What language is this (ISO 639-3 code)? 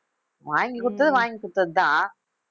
tam